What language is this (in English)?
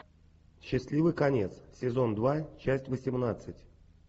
Russian